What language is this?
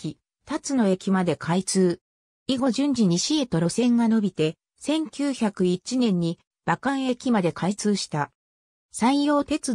Japanese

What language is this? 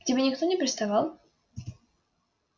Russian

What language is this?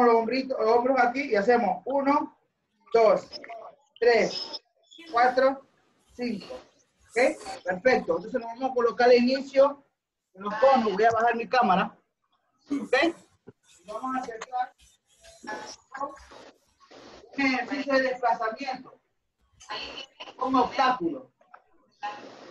Spanish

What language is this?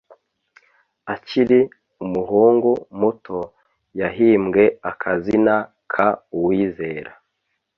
Kinyarwanda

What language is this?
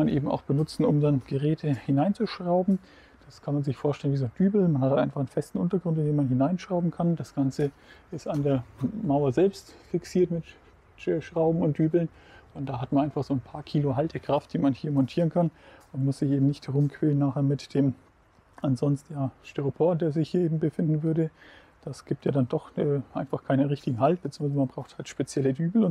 German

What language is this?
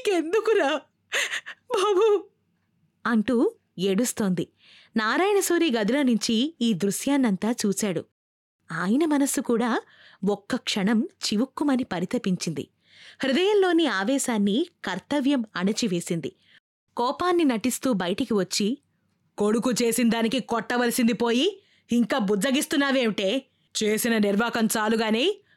Telugu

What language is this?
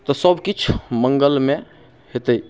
Maithili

